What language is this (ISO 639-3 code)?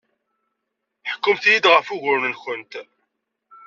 kab